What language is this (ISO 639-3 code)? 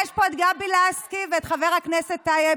heb